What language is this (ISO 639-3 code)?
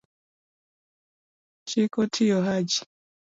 luo